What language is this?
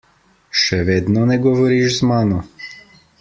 Slovenian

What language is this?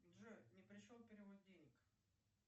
Russian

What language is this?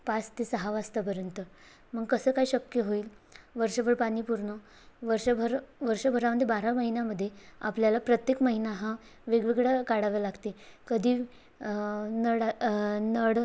Marathi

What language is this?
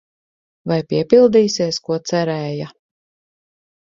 Latvian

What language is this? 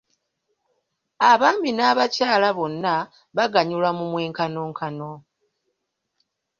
Ganda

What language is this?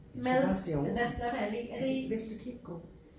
Danish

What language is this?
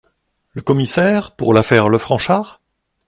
French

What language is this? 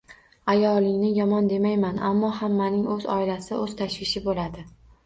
Uzbek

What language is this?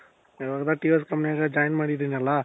Kannada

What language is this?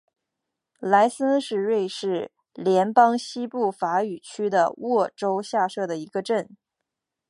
Chinese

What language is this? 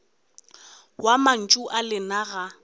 Northern Sotho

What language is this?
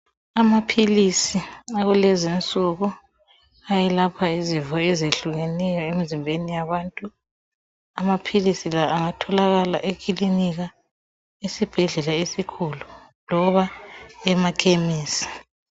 North Ndebele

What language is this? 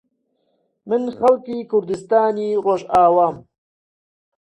Central Kurdish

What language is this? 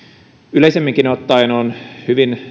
Finnish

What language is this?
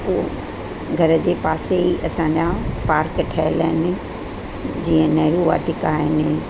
Sindhi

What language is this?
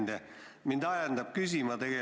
Estonian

